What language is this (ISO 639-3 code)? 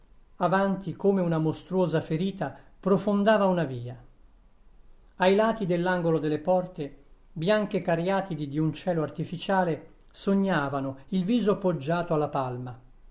ita